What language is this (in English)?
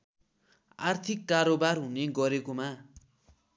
Nepali